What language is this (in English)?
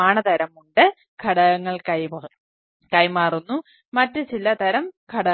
Malayalam